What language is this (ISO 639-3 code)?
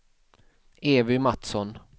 swe